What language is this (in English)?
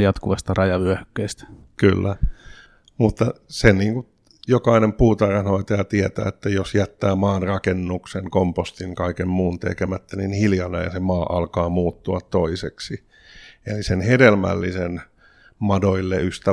Finnish